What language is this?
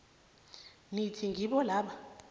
South Ndebele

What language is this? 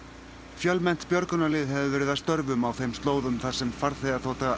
Icelandic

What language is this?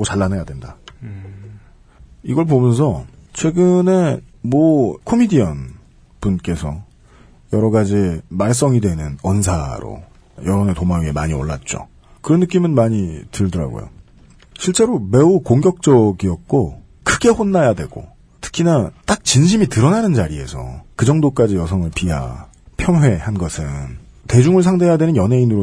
Korean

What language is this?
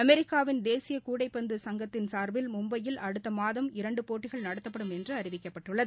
Tamil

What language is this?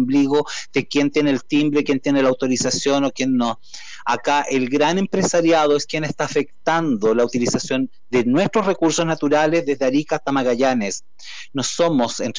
Spanish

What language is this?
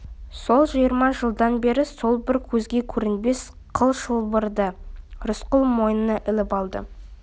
Kazakh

